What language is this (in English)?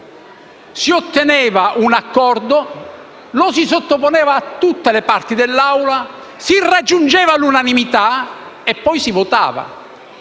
Italian